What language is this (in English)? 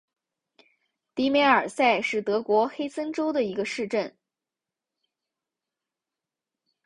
Chinese